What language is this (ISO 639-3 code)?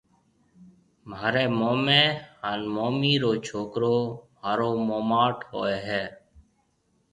mve